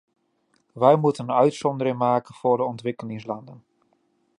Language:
Dutch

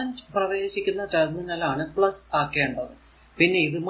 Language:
Malayalam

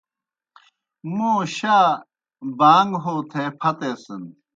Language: Kohistani Shina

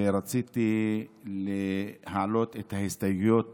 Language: Hebrew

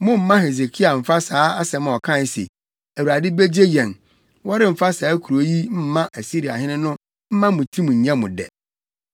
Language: Akan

